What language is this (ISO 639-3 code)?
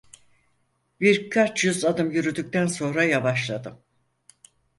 tur